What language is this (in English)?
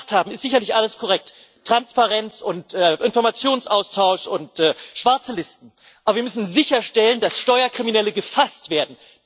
German